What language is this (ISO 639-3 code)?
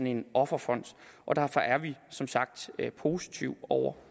dan